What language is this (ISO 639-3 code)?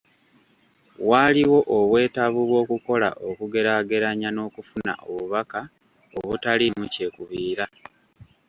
lug